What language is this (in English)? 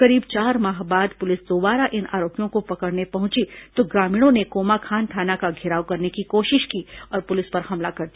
Hindi